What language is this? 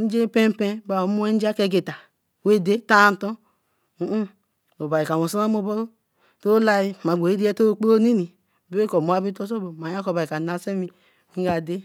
Eleme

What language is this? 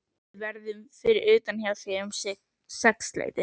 Icelandic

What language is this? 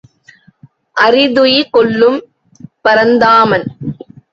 Tamil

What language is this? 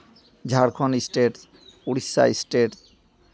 Santali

